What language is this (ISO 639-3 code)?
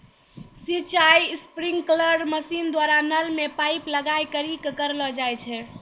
mai